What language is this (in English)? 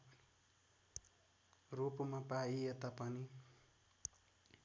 Nepali